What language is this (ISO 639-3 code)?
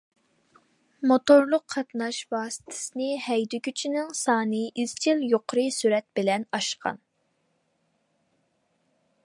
uig